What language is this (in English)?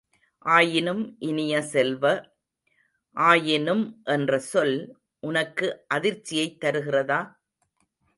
Tamil